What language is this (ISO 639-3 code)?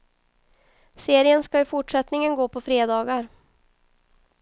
swe